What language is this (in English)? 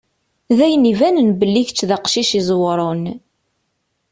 Kabyle